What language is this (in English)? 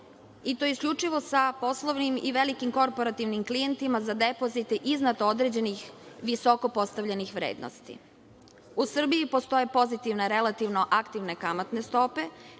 Serbian